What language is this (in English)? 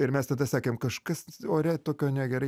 Lithuanian